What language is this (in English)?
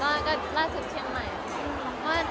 Thai